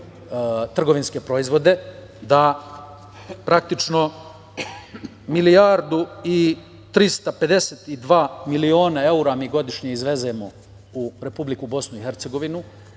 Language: Serbian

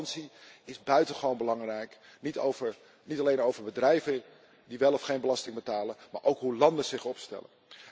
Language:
Dutch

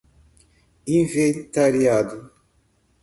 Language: Portuguese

